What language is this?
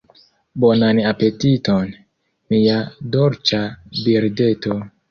Esperanto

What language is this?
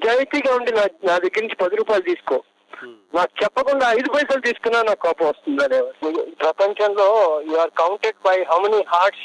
Telugu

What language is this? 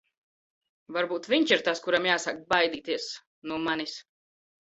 Latvian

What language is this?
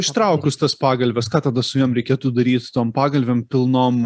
Lithuanian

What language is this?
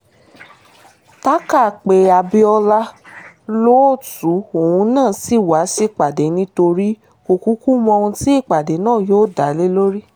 Yoruba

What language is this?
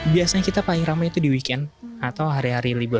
Indonesian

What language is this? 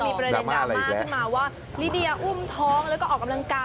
Thai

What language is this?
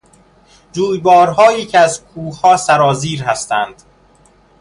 Persian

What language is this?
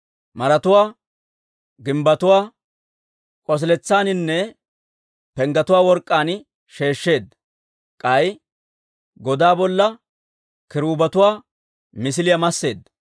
Dawro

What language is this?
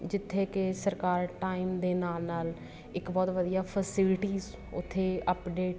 Punjabi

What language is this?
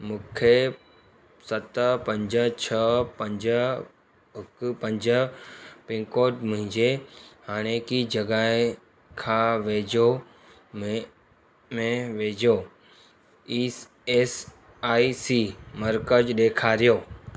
Sindhi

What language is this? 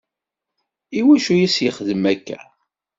Kabyle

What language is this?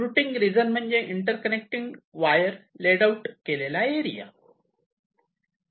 Marathi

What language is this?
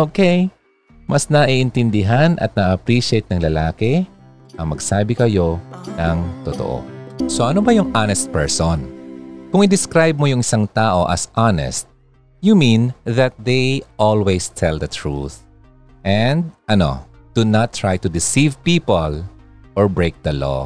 Filipino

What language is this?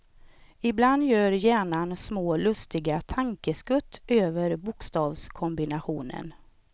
Swedish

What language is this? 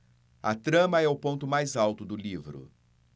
Portuguese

